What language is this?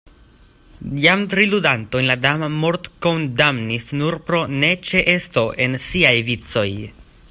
Esperanto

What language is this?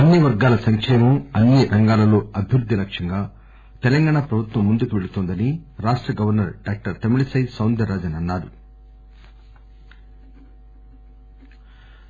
Telugu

